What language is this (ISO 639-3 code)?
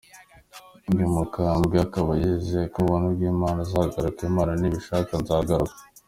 kin